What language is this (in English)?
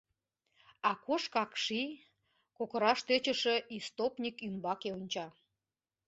Mari